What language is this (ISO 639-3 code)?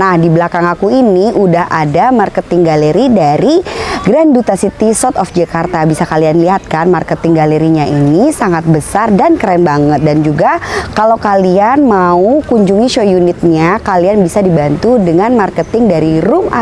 ind